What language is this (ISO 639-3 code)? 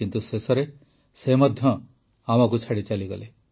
ori